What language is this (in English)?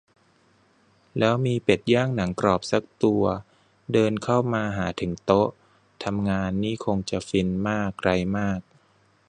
Thai